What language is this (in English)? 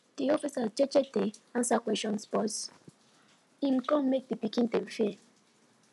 Nigerian Pidgin